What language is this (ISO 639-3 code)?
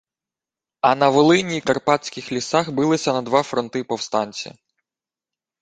ukr